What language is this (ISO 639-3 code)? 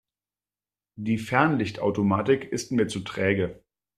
deu